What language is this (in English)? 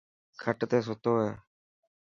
Dhatki